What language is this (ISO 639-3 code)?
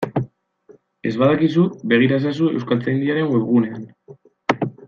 eus